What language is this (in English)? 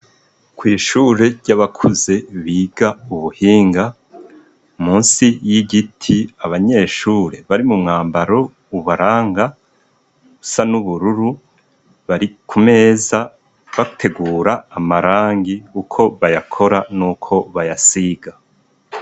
Rundi